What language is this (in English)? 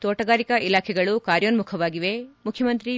Kannada